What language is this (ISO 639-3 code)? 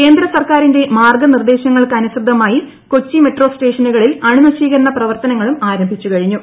mal